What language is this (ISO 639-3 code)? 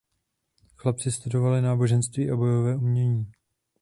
ces